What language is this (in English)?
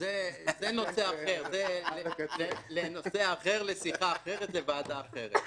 Hebrew